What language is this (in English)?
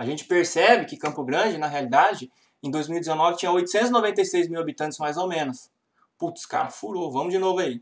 Portuguese